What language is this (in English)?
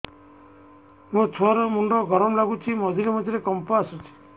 Odia